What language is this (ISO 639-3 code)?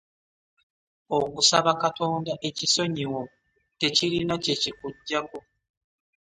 lug